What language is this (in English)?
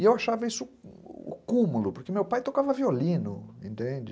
Portuguese